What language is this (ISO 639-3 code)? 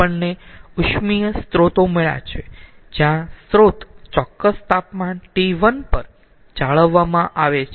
guj